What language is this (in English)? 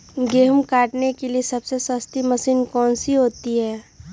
Magahi